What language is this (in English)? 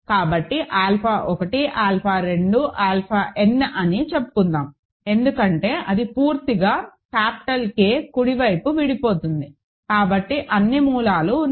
Telugu